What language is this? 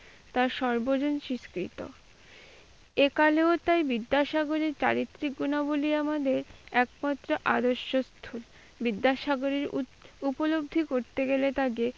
Bangla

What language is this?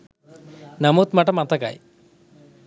Sinhala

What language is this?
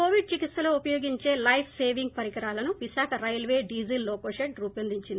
Telugu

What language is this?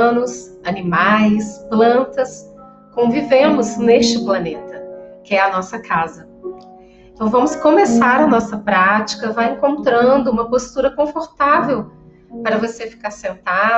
Portuguese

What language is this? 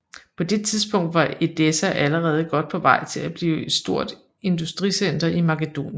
Danish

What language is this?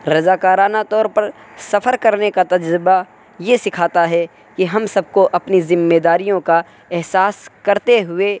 Urdu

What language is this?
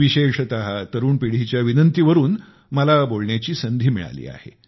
Marathi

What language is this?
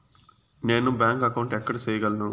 Telugu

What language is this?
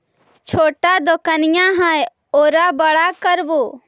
Magahi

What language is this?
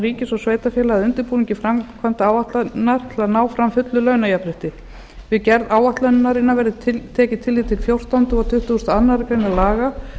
Icelandic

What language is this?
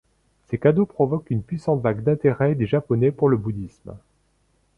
French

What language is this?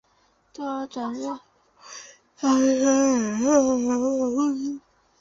Chinese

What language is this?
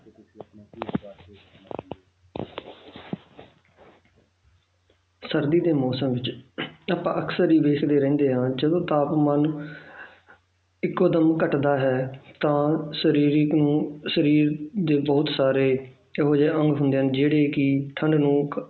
Punjabi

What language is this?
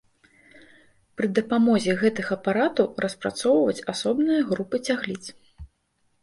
Belarusian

